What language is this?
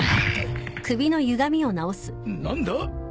Japanese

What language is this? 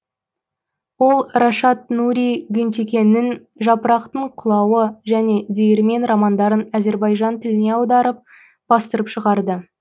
Kazakh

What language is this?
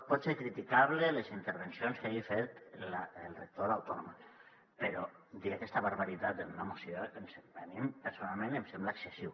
Catalan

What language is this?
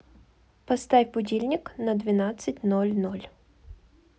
Russian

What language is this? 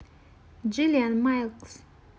Russian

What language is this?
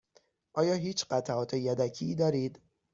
Persian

